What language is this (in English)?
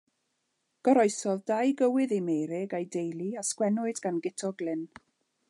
Welsh